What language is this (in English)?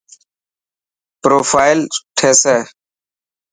Dhatki